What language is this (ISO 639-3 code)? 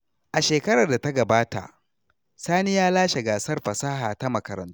hau